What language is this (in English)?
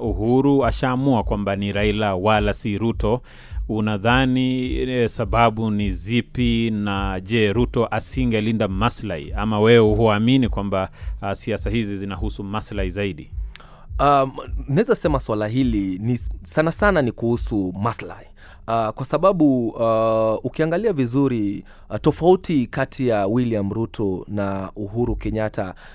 Swahili